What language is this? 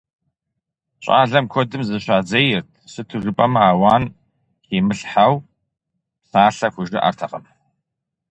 Kabardian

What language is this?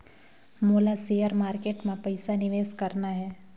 Chhattisgarhi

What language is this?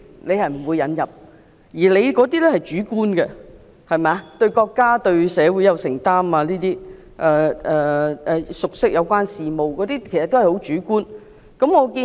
Cantonese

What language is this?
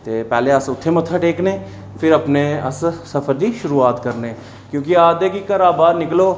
Dogri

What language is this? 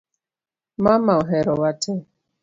Luo (Kenya and Tanzania)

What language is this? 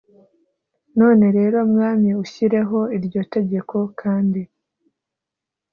Kinyarwanda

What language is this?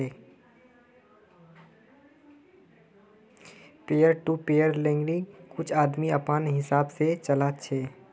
Magahi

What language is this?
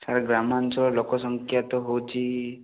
Odia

